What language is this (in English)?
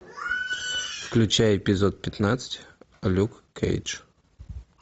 Russian